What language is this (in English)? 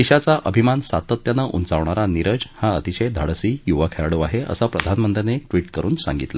Marathi